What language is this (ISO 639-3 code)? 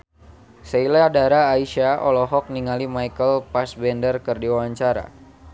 sun